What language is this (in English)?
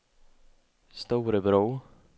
Swedish